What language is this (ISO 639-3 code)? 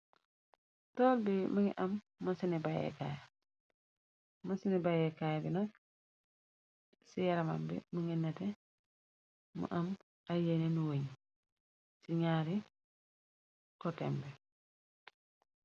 wol